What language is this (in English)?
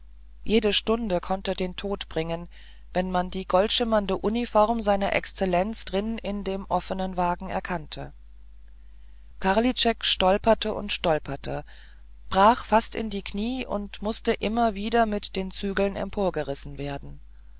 German